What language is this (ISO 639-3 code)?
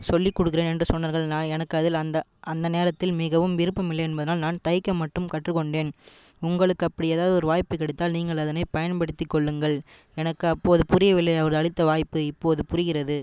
tam